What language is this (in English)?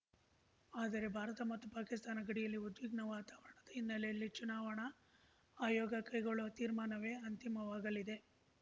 Kannada